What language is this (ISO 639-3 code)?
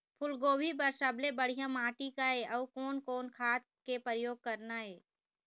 hne